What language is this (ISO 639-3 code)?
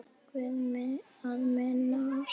isl